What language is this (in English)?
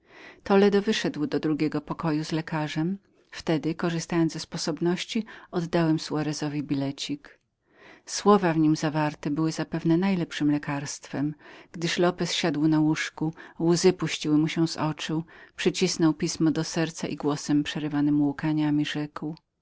Polish